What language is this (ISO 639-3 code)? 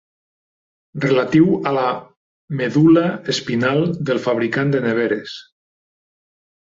cat